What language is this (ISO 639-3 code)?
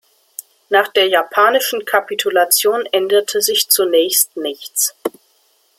deu